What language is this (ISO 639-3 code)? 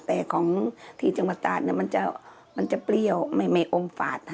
tha